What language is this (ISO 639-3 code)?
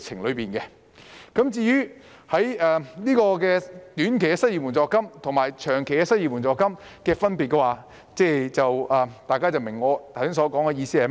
yue